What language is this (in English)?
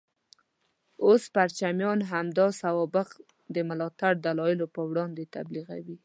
Pashto